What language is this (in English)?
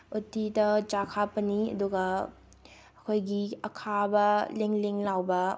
Manipuri